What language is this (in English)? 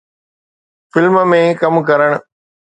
Sindhi